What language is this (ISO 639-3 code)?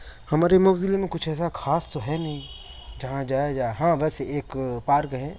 urd